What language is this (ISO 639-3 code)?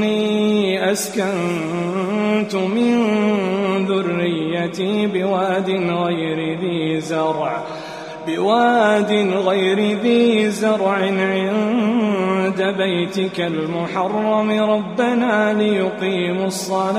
ara